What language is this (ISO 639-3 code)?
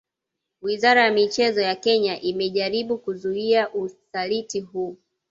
swa